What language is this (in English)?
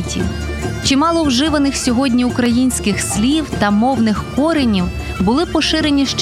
Ukrainian